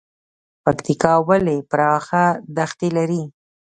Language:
Pashto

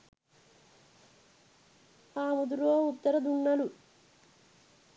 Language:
Sinhala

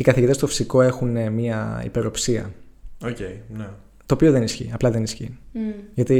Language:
Greek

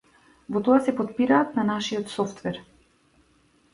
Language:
Macedonian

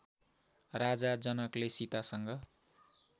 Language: Nepali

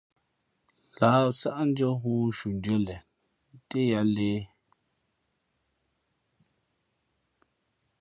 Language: Fe'fe'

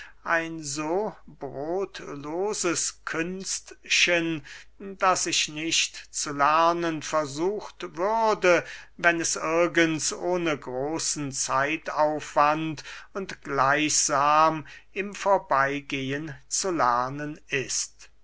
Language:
German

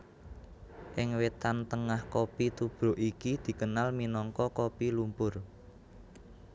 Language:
Javanese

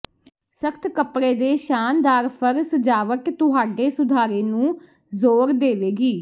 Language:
Punjabi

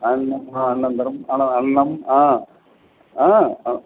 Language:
Sanskrit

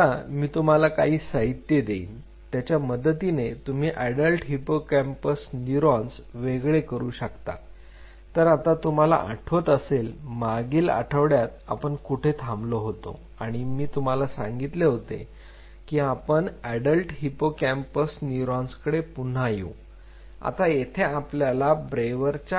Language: Marathi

